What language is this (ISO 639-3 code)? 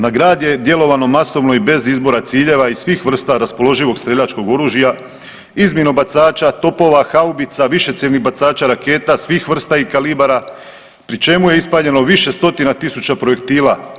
hrv